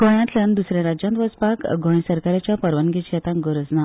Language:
Konkani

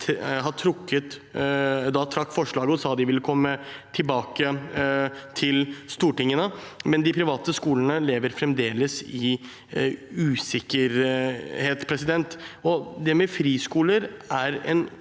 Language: Norwegian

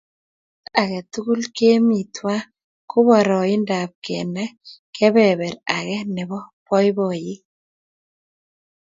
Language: Kalenjin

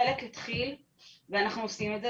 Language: Hebrew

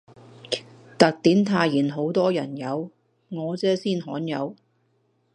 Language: Cantonese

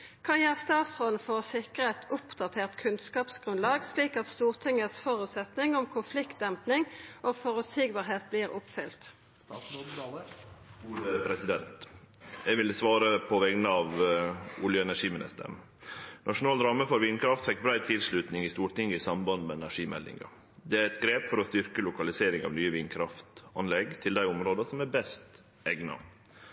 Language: Norwegian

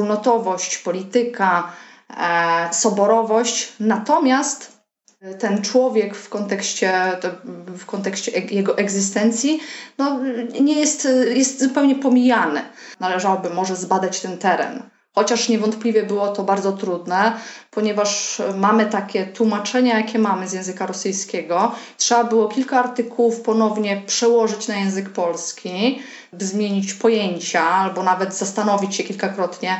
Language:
Polish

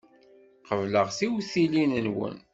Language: Kabyle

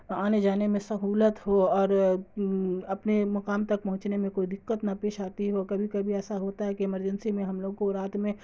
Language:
Urdu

